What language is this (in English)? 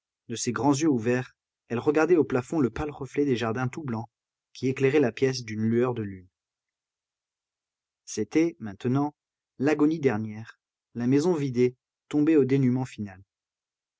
French